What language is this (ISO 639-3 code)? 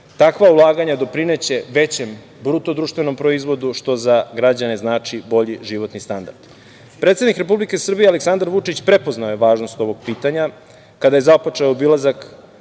srp